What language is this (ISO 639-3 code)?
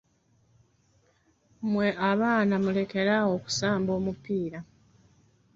lug